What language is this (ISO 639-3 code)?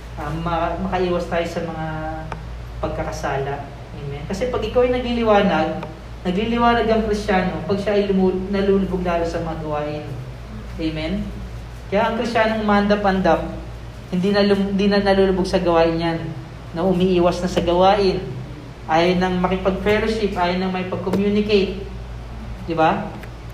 fil